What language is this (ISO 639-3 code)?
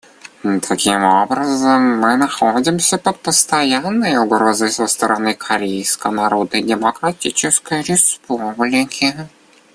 rus